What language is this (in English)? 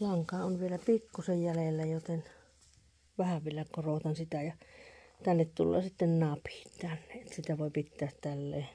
Finnish